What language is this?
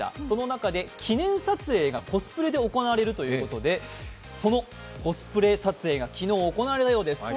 Japanese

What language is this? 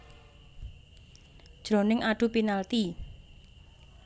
Javanese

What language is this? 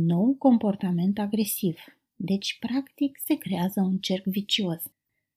Romanian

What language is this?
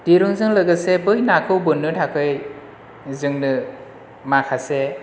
Bodo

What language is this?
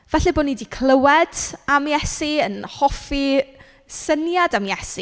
Welsh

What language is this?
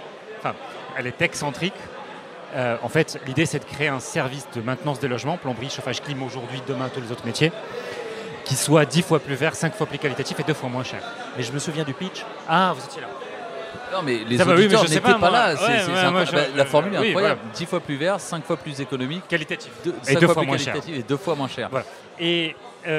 French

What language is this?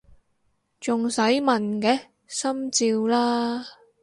Cantonese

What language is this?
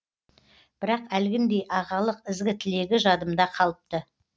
Kazakh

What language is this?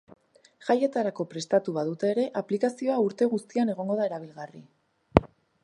Basque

